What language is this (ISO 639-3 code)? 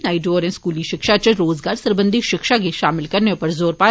doi